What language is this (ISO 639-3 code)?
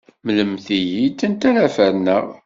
kab